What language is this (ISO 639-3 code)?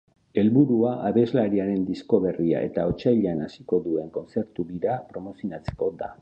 eus